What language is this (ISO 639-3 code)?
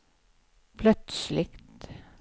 swe